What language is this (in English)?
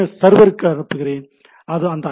Tamil